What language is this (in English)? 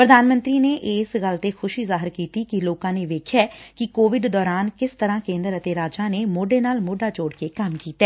Punjabi